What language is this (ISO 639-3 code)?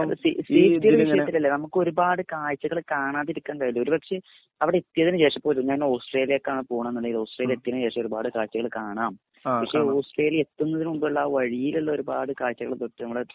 mal